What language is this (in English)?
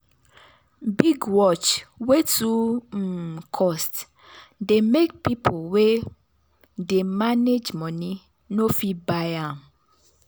Nigerian Pidgin